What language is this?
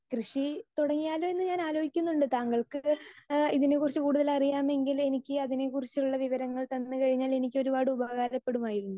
Malayalam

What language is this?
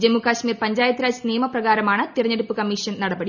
Malayalam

